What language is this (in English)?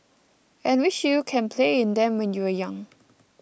English